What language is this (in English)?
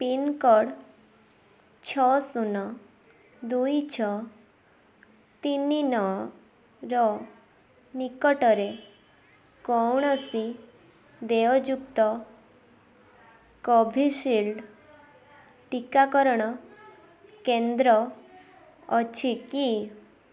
Odia